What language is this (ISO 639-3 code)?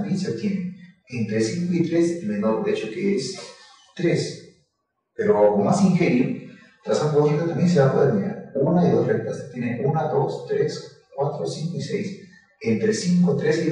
spa